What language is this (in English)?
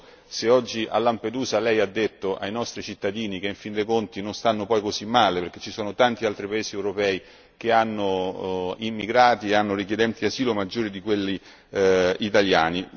Italian